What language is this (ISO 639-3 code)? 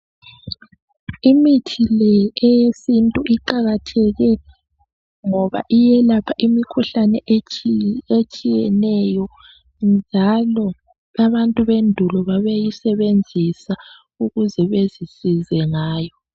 nde